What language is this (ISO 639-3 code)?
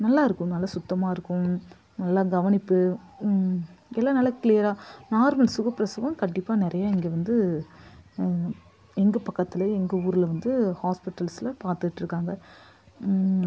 tam